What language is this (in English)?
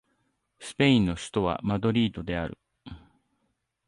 Japanese